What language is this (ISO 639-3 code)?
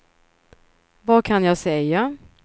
swe